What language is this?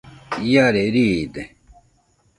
Nüpode Huitoto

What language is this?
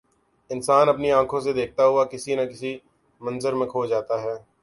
Urdu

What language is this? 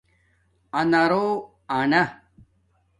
Domaaki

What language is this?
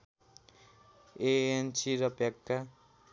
Nepali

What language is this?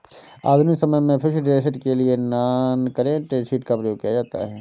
Hindi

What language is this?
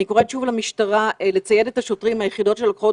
Hebrew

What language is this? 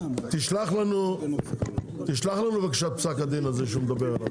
Hebrew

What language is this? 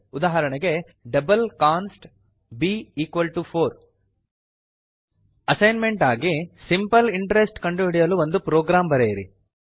Kannada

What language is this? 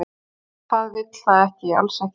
Icelandic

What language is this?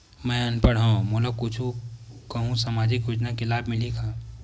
Chhattisgarhi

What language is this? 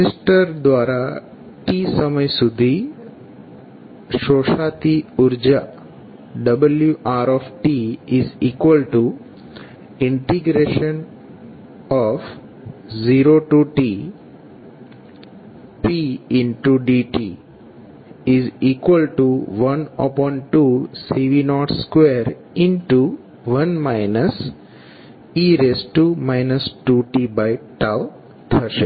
Gujarati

